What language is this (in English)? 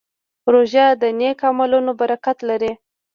Pashto